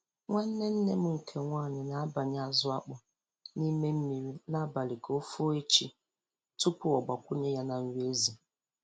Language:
Igbo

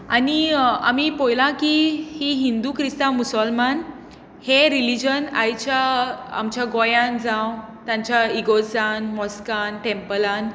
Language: Konkani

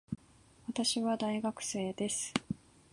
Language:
Japanese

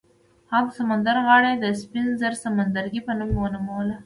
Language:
Pashto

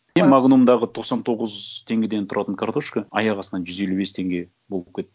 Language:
Kazakh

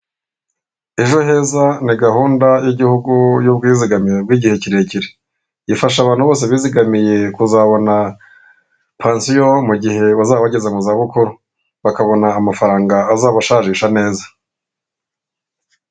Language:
Kinyarwanda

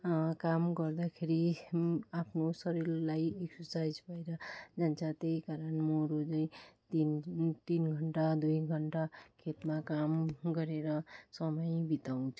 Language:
Nepali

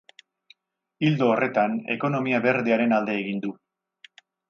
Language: Basque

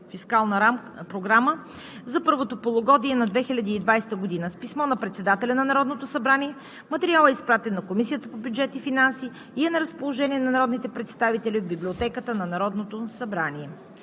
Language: Bulgarian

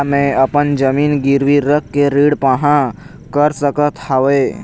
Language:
Chhattisgarhi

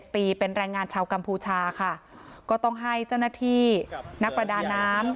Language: Thai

